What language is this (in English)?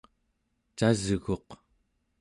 Central Yupik